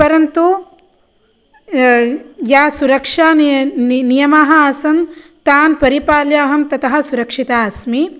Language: Sanskrit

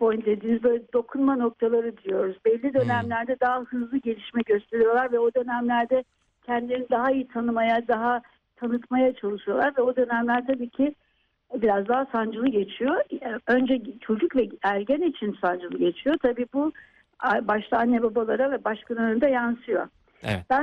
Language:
Turkish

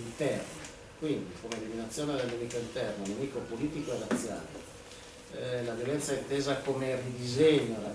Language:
Italian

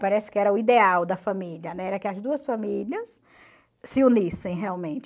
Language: Portuguese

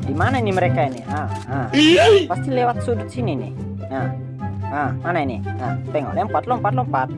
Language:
Indonesian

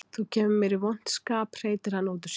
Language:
Icelandic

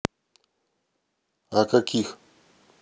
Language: Russian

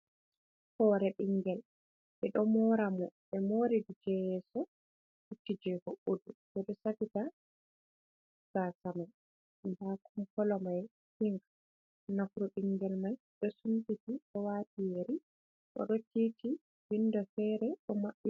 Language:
Fula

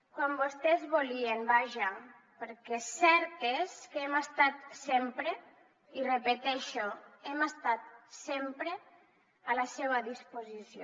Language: Catalan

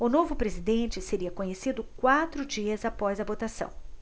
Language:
Portuguese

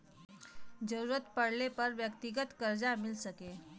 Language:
Bhojpuri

